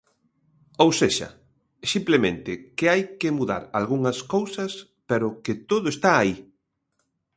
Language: Galician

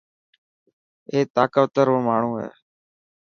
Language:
Dhatki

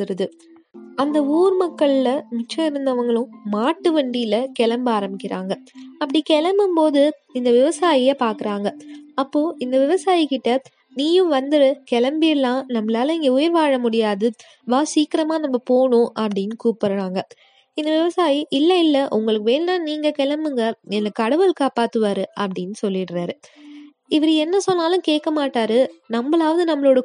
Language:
Tamil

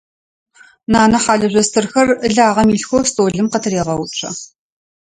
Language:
Adyghe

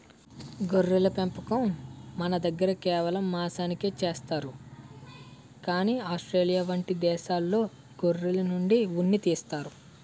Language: Telugu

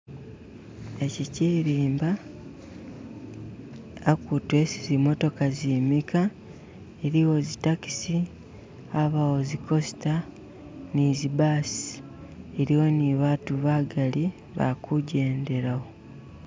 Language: Masaaba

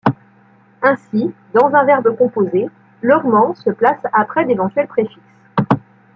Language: French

